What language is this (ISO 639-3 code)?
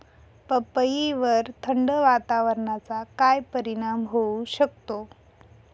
mar